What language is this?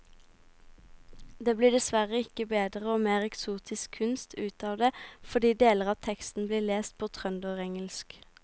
Norwegian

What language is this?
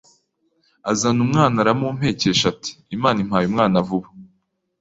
Kinyarwanda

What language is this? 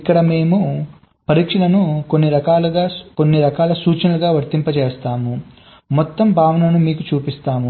Telugu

